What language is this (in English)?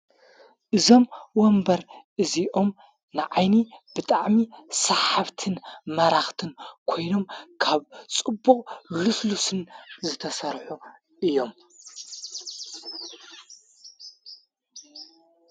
Tigrinya